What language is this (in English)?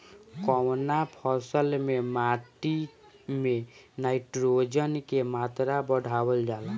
Bhojpuri